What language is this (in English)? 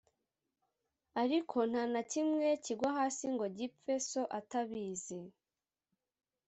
Kinyarwanda